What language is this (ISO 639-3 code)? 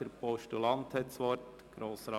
gsw